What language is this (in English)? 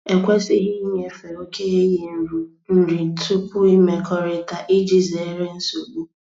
Igbo